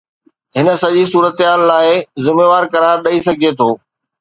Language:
Sindhi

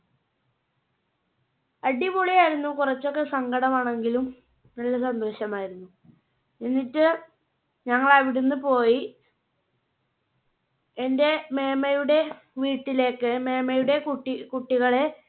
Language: Malayalam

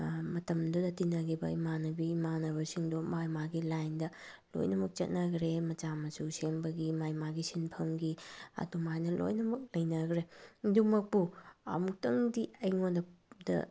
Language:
Manipuri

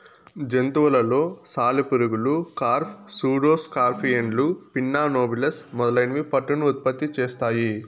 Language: Telugu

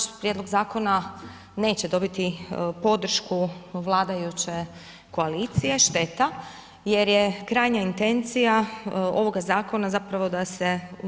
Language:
Croatian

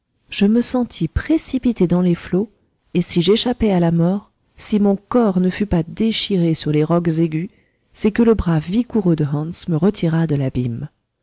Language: French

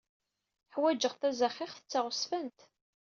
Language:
Kabyle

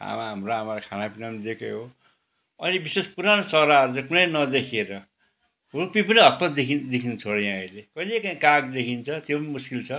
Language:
Nepali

